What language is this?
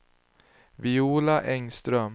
Swedish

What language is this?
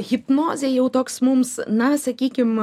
Lithuanian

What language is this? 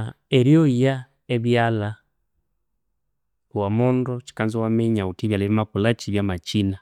Konzo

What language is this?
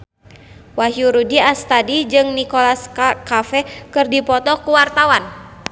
Sundanese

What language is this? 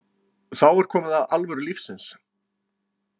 Icelandic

